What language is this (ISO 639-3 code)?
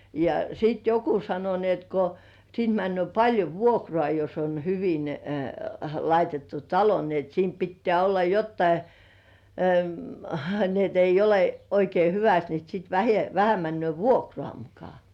fin